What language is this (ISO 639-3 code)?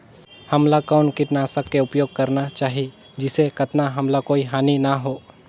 hne